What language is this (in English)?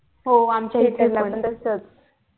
Marathi